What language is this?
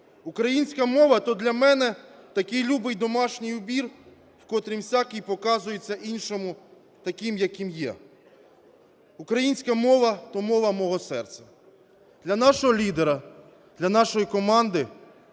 Ukrainian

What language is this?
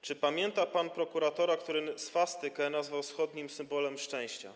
Polish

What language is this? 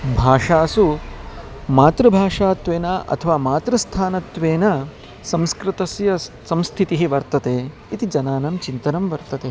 Sanskrit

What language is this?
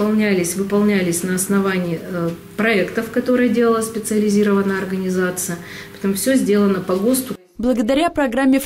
Russian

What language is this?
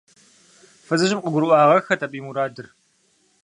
Kabardian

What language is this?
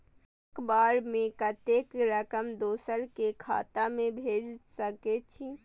Maithili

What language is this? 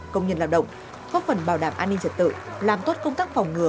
Vietnamese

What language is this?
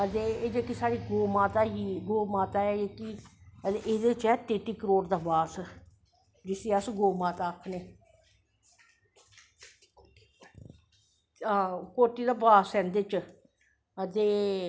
Dogri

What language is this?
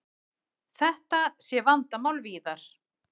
Icelandic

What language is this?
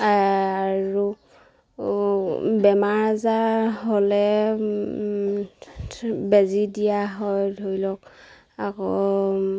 Assamese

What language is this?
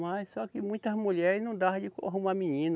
Portuguese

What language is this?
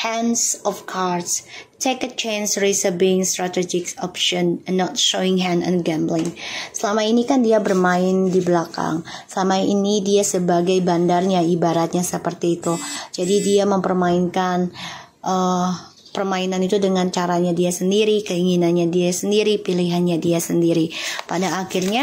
Indonesian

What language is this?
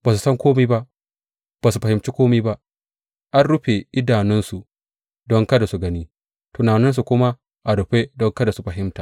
Hausa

